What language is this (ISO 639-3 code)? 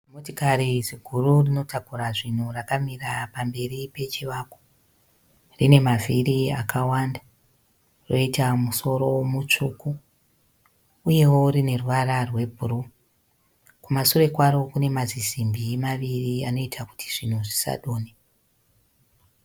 sna